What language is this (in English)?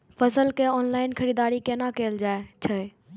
Maithili